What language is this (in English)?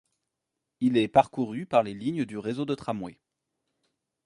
French